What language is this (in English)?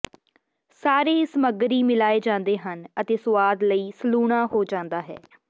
Punjabi